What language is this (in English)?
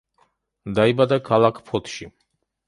Georgian